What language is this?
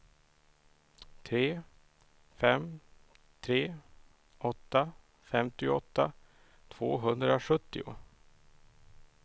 Swedish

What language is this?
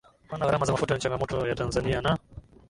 Swahili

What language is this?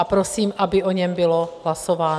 Czech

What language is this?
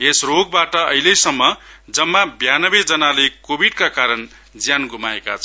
Nepali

